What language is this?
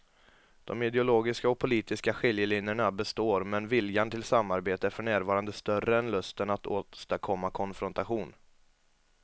Swedish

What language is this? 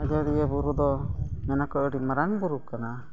Santali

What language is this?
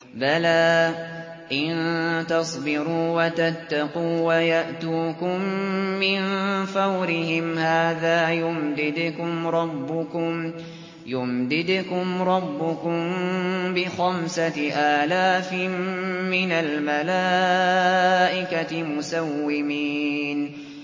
Arabic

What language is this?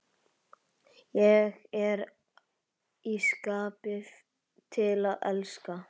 Icelandic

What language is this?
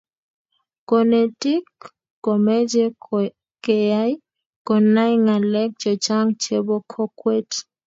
Kalenjin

